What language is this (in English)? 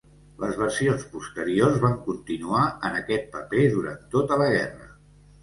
Catalan